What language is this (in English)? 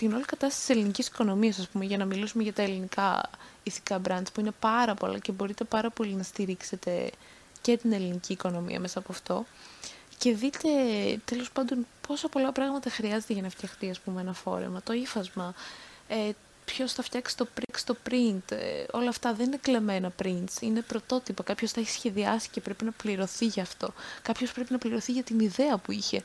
Greek